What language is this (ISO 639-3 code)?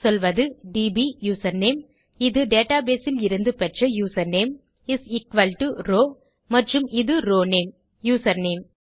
tam